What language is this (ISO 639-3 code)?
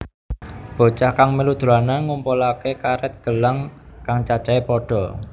jav